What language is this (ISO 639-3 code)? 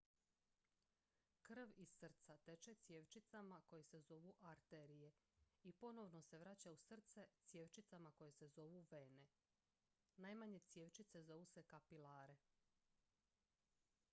hrv